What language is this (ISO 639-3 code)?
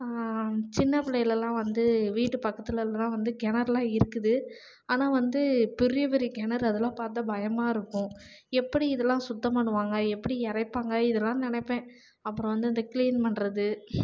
tam